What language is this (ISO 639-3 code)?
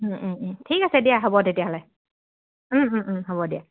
asm